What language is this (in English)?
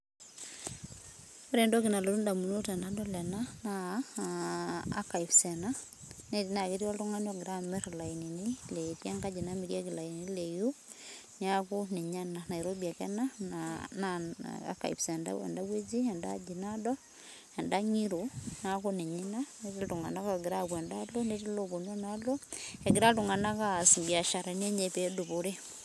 Masai